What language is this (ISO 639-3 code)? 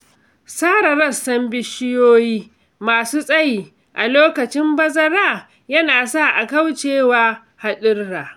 hau